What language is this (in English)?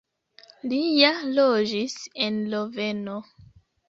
Esperanto